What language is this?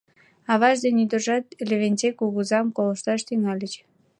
Mari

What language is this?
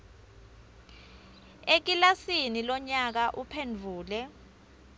Swati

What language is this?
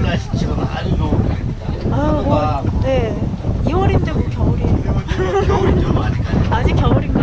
Korean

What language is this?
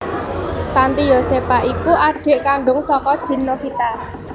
Javanese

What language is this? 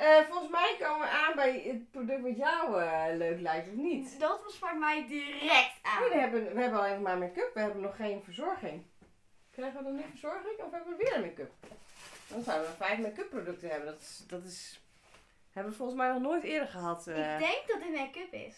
Dutch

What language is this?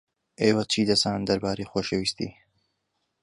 Central Kurdish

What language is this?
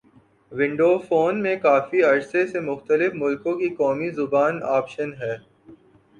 Urdu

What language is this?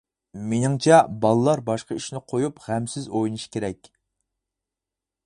Uyghur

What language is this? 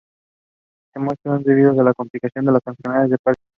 Spanish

